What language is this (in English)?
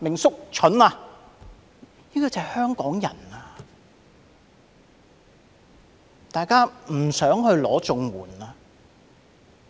Cantonese